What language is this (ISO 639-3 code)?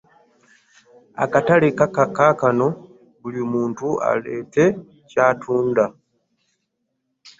lug